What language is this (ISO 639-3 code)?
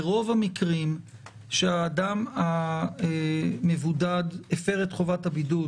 heb